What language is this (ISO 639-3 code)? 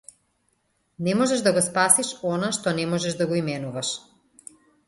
mkd